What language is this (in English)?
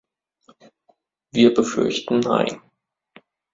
German